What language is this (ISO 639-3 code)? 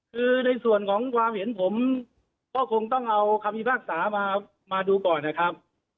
tha